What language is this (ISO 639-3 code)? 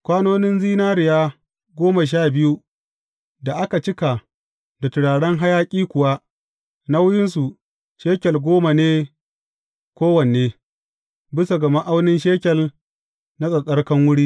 hau